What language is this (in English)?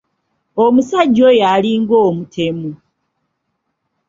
Ganda